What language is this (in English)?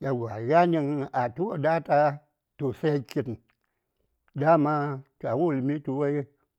Saya